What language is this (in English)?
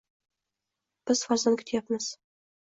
Uzbek